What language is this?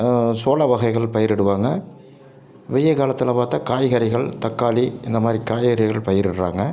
Tamil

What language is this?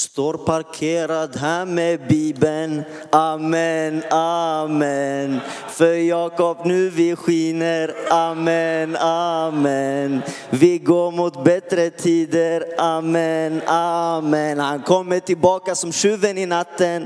Swedish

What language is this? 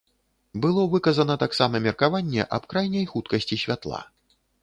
Belarusian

